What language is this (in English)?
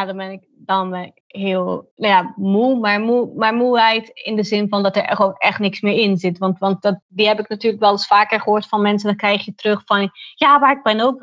Dutch